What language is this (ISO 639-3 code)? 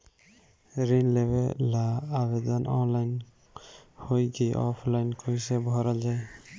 bho